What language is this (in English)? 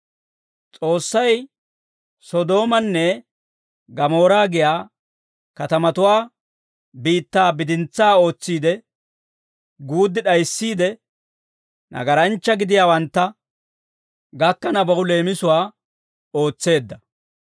Dawro